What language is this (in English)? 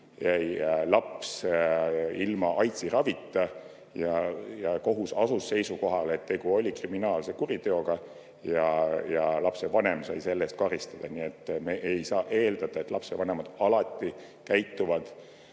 Estonian